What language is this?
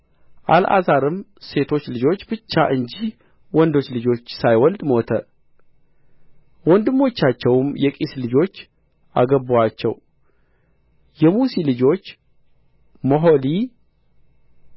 Amharic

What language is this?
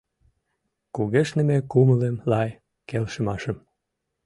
Mari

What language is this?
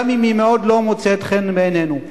Hebrew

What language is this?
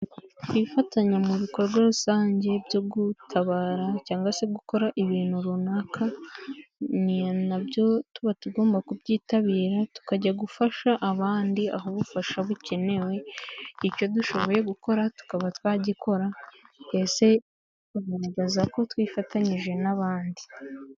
Kinyarwanda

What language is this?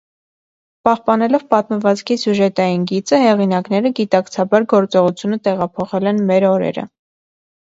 Armenian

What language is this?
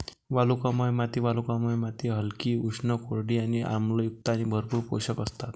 Marathi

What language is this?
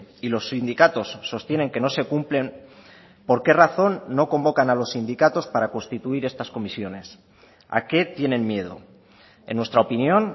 Spanish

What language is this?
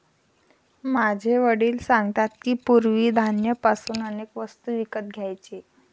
Marathi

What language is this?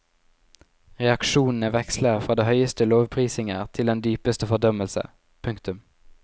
Norwegian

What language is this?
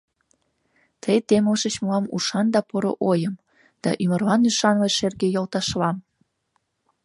Mari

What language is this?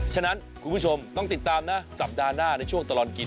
Thai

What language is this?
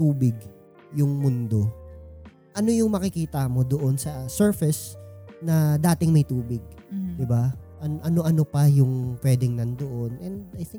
Filipino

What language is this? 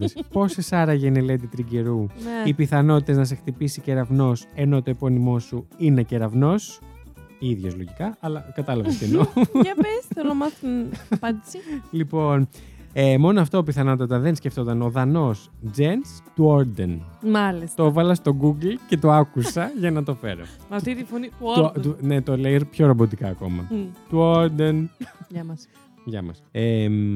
Greek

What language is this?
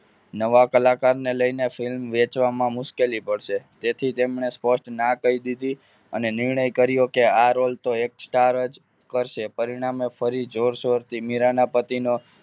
Gujarati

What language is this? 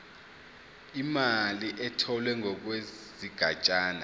Zulu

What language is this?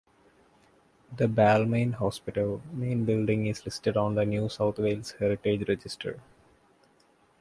English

